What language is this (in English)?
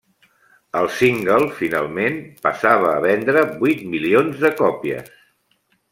Catalan